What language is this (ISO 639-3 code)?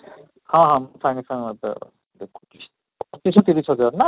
ori